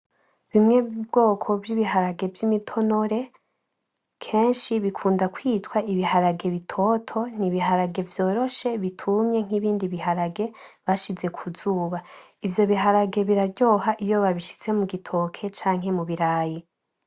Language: Rundi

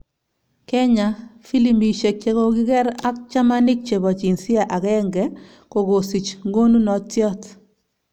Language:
Kalenjin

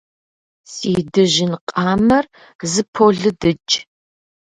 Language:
Kabardian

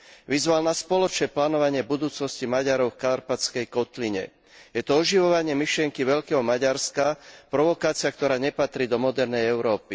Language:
Slovak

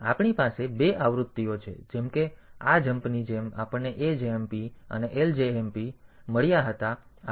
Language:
Gujarati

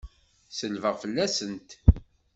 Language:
Kabyle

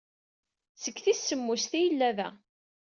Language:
Kabyle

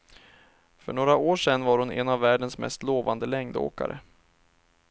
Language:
Swedish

